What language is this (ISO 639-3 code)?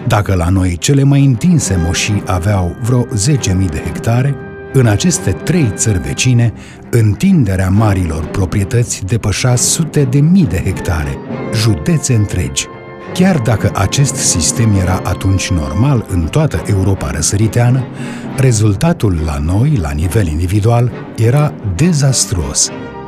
ron